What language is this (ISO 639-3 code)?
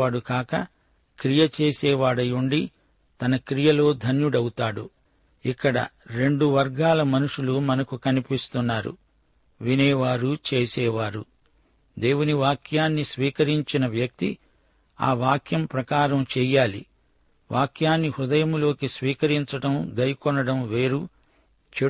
tel